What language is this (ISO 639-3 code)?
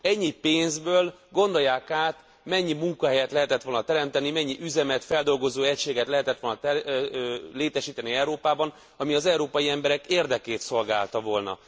hun